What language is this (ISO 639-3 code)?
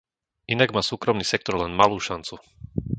slk